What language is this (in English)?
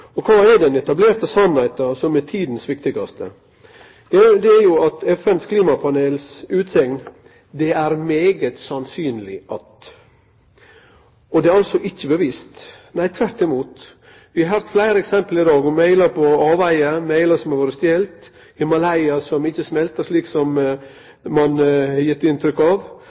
Norwegian Nynorsk